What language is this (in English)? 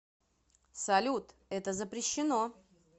Russian